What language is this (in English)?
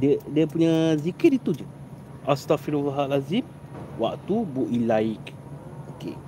Malay